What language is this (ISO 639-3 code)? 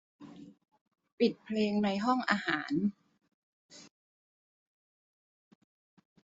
tha